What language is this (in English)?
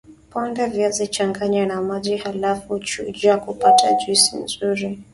Swahili